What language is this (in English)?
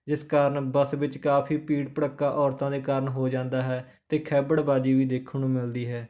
Punjabi